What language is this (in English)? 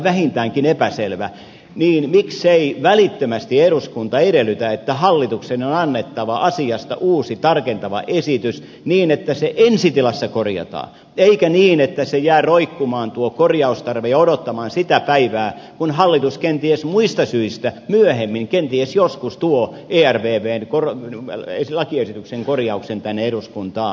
Finnish